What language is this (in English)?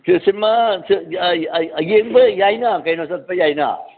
Manipuri